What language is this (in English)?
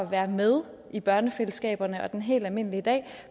Danish